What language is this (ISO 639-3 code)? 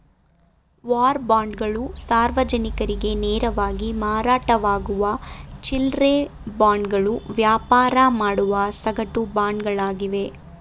kan